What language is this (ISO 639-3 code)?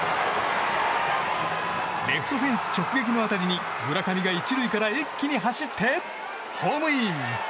jpn